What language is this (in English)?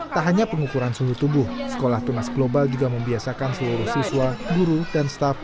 Indonesian